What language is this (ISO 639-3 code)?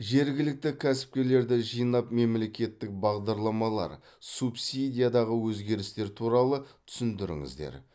kaz